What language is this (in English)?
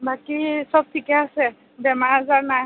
Assamese